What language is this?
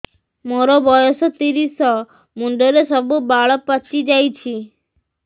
Odia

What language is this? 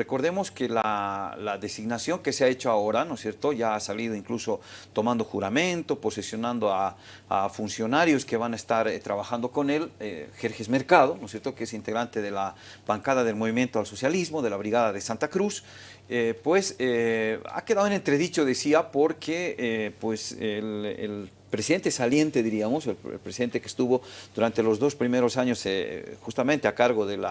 Spanish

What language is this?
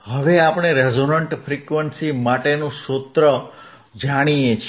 Gujarati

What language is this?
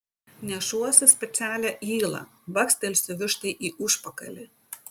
Lithuanian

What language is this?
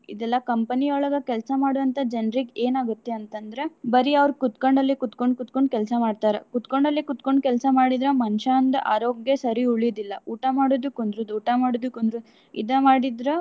Kannada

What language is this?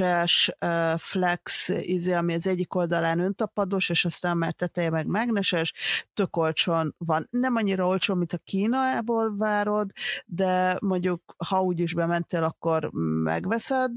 Hungarian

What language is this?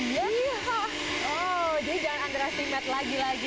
Indonesian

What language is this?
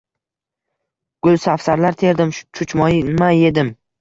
Uzbek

